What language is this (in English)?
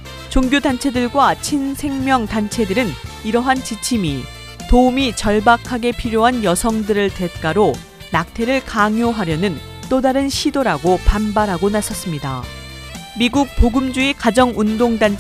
Korean